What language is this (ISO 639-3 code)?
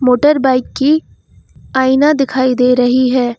hin